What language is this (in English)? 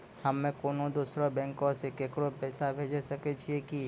Maithili